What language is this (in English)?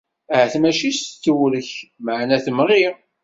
Kabyle